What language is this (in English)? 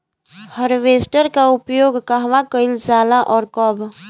Bhojpuri